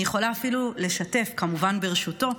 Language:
Hebrew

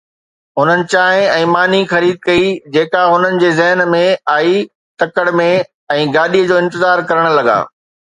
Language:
Sindhi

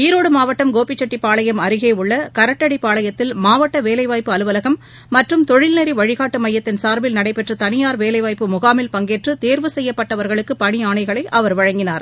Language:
Tamil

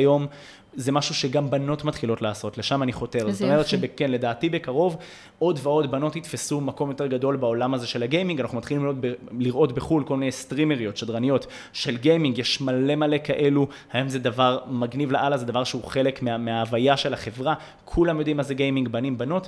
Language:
Hebrew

